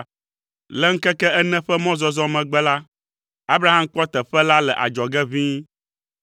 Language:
Ewe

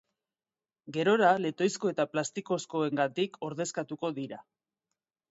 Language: Basque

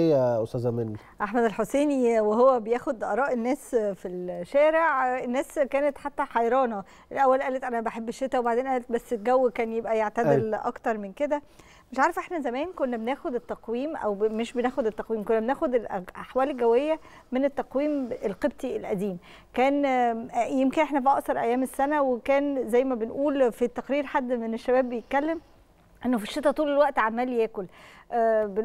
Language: Arabic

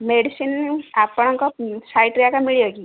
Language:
Odia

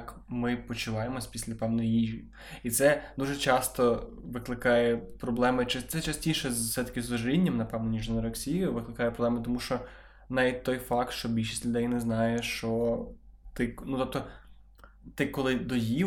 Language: Ukrainian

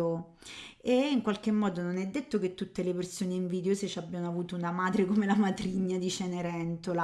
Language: Italian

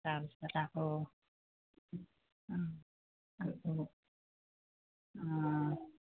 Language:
Assamese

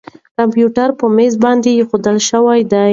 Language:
Pashto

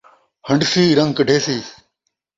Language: Saraiki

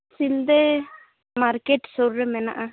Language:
Santali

